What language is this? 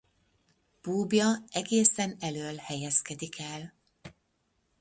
Hungarian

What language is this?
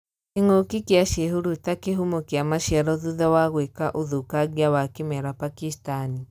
Kikuyu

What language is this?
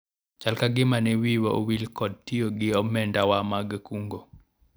Luo (Kenya and Tanzania)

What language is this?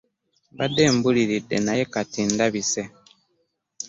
Ganda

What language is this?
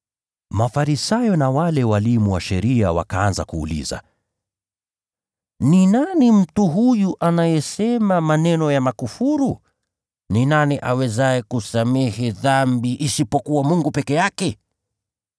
Swahili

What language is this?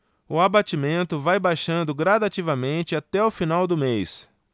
Portuguese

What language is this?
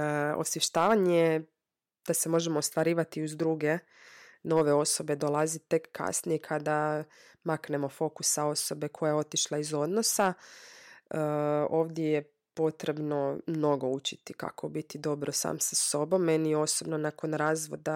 Croatian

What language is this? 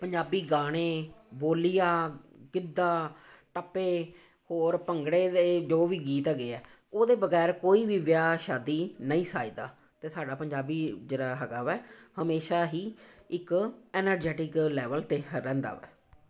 Punjabi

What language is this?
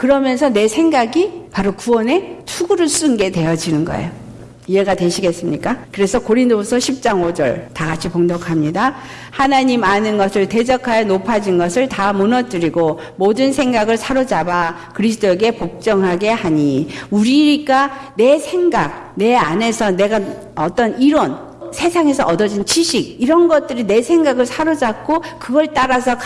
Korean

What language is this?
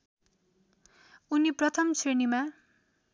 Nepali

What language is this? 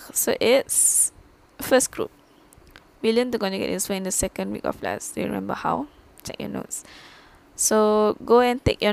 Malay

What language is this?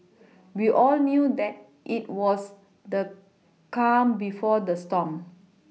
English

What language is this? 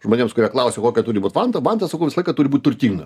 Lithuanian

